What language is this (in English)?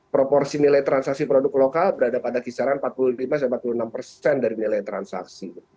Indonesian